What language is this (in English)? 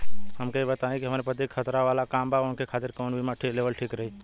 Bhojpuri